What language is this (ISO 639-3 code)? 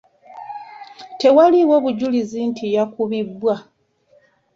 lug